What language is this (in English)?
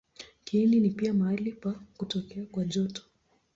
Swahili